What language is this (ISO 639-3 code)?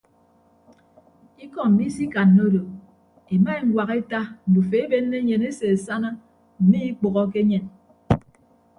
ibb